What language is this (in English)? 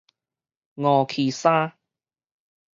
Min Nan Chinese